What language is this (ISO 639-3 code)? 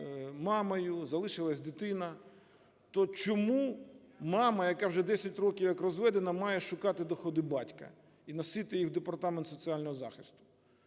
ukr